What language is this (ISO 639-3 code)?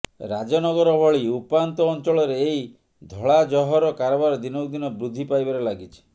ori